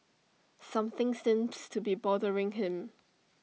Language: English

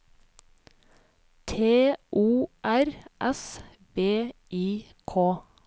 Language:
Norwegian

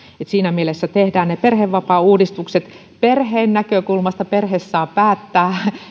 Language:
Finnish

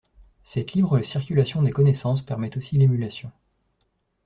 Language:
French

